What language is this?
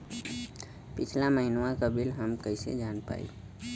Bhojpuri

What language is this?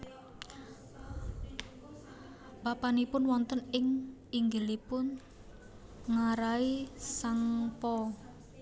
Javanese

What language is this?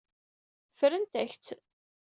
Kabyle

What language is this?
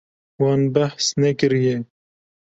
Kurdish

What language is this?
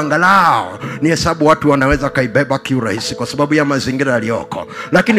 Swahili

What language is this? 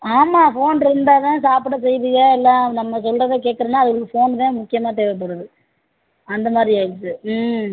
Tamil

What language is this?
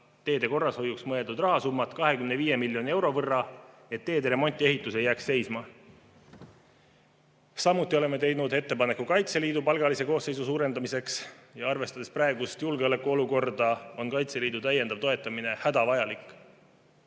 Estonian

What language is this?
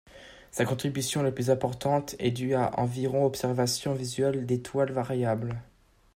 French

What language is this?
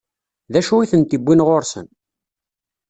Kabyle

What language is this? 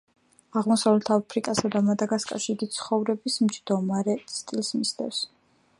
Georgian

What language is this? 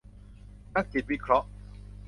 Thai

